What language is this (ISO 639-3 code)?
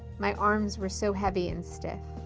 eng